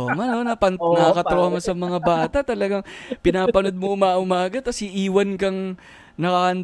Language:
Filipino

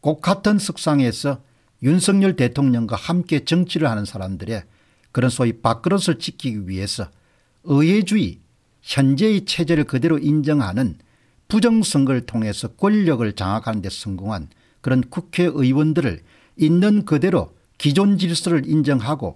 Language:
Korean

